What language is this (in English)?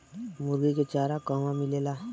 Bhojpuri